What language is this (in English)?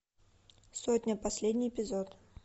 Russian